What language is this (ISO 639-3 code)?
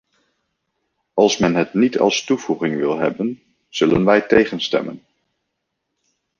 nld